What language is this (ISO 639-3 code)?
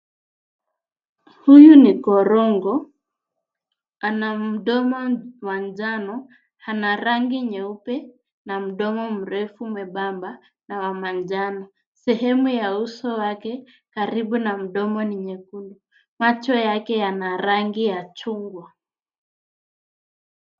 swa